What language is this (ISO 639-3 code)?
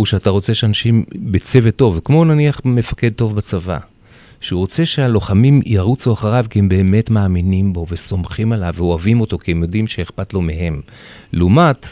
heb